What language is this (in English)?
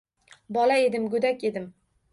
Uzbek